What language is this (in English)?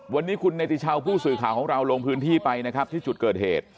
Thai